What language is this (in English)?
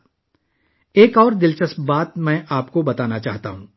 Urdu